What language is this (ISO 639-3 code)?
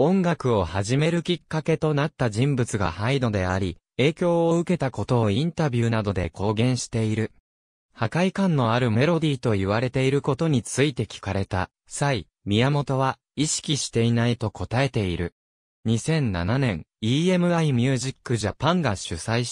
jpn